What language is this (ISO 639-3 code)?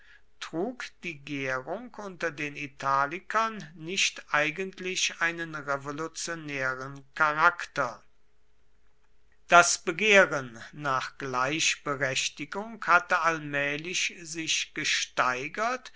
deu